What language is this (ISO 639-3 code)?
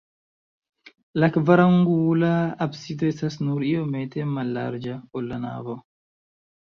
epo